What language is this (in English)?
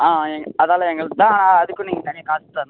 Tamil